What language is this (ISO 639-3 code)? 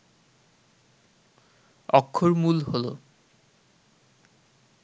ben